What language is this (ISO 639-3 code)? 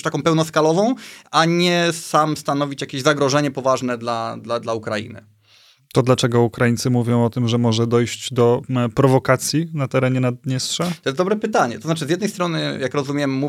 pol